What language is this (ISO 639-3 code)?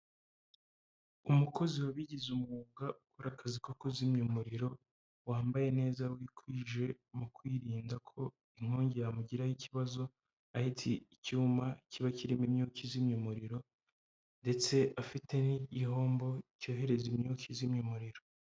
kin